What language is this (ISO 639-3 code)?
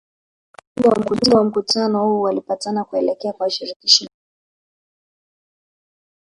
swa